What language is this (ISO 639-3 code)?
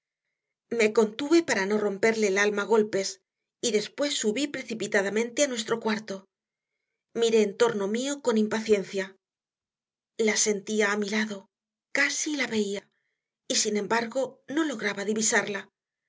spa